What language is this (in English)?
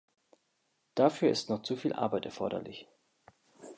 German